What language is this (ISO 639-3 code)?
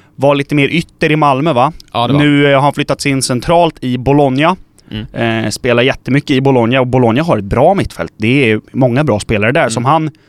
swe